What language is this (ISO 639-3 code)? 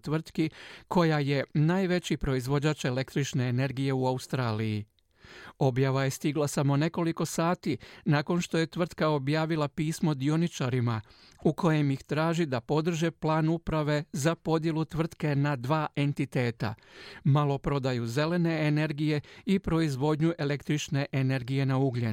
hrv